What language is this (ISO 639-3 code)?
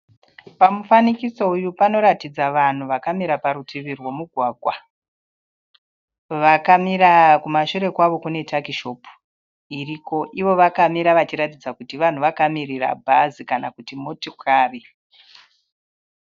sna